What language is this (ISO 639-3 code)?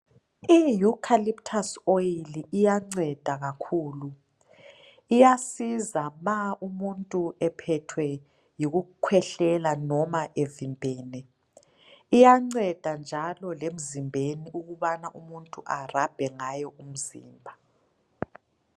nde